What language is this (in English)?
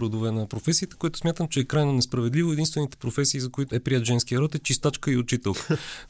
Bulgarian